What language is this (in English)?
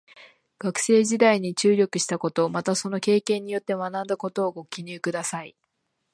Japanese